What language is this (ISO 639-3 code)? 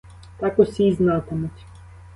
ukr